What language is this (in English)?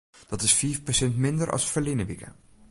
Western Frisian